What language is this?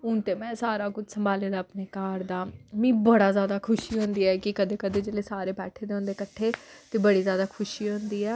Dogri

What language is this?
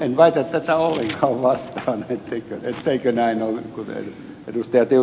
Finnish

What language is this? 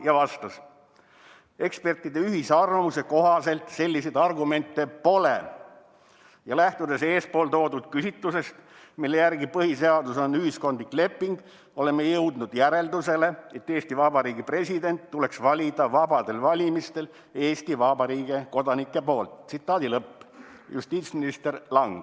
Estonian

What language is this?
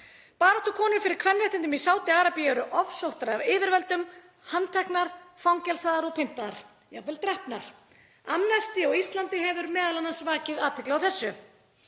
Icelandic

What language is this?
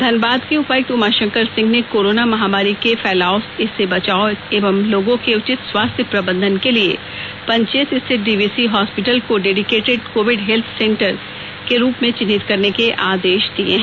Hindi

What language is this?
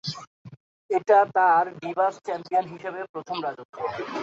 Bangla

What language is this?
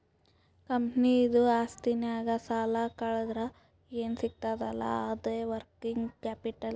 Kannada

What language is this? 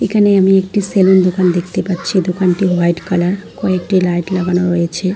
Bangla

